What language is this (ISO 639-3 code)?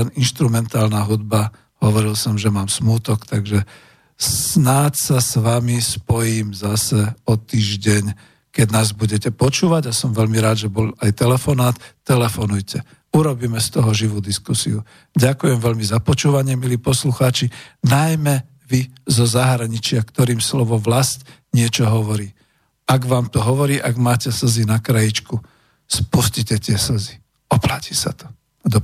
slk